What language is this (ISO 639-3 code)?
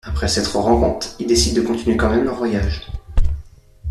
fra